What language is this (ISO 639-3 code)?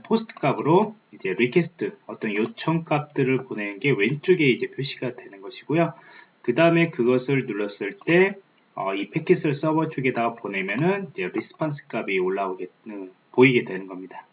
kor